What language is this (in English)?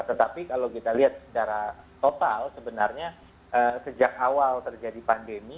Indonesian